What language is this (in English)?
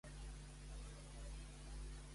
Catalan